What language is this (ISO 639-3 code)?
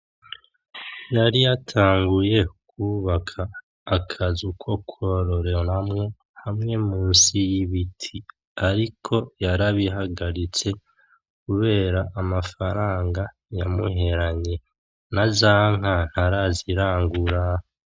run